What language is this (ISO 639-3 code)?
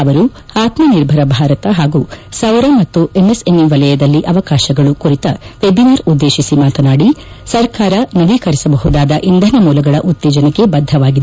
kan